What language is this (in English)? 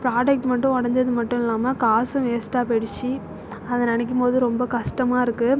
Tamil